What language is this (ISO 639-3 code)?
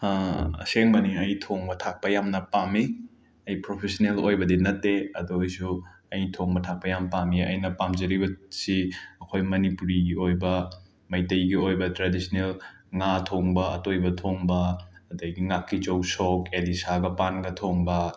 mni